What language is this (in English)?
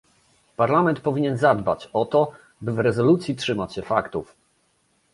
Polish